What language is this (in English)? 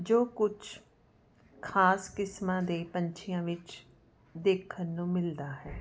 Punjabi